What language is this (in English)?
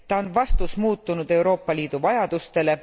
Estonian